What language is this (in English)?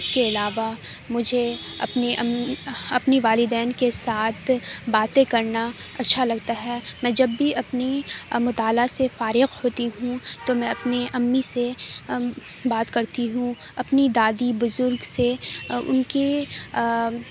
Urdu